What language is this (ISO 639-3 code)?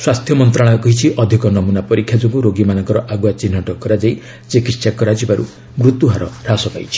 ori